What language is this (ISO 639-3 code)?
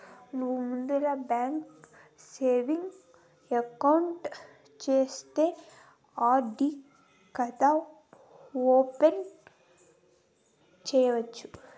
tel